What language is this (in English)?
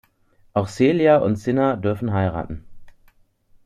German